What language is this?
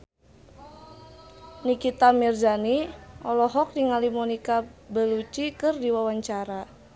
Sundanese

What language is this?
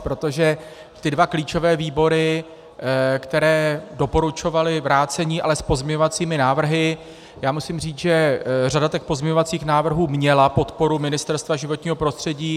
Czech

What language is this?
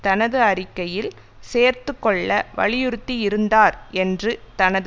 Tamil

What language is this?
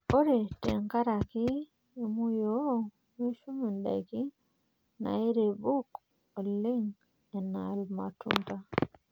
Masai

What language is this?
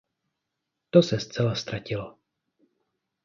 Czech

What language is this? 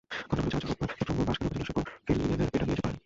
Bangla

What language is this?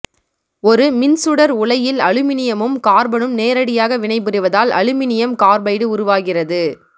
Tamil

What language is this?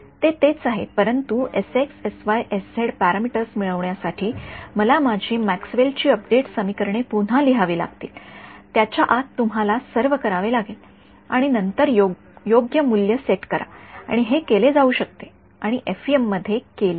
Marathi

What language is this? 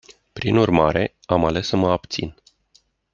Romanian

